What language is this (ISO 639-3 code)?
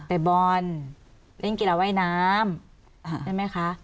tha